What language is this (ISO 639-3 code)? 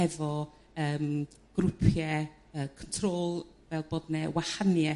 cym